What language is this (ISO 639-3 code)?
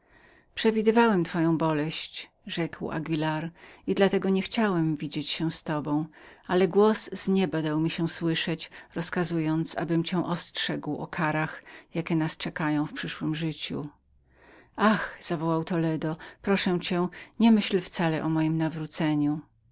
pol